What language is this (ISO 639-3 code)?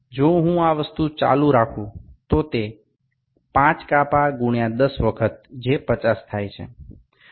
guj